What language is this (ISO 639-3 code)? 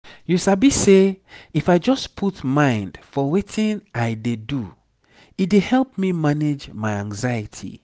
pcm